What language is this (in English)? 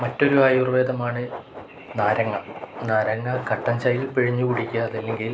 Malayalam